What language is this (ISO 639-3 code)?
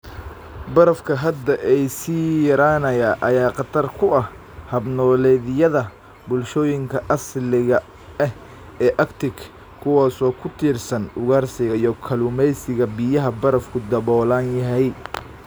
som